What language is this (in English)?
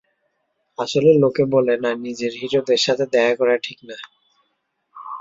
Bangla